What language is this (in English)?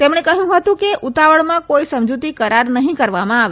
Gujarati